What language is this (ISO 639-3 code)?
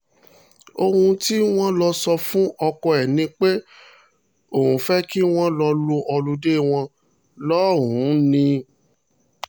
yor